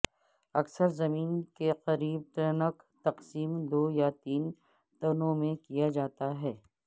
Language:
Urdu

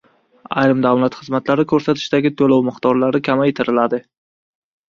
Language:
Uzbek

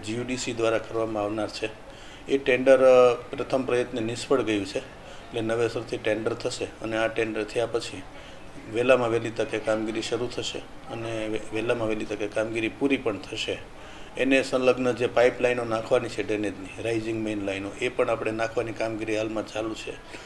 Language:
Hindi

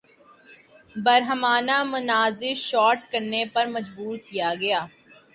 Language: Urdu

